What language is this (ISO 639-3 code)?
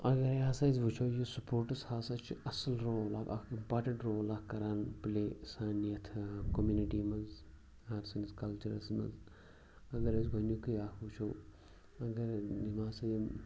kas